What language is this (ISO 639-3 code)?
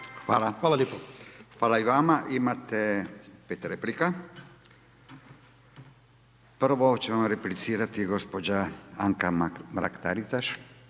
hrv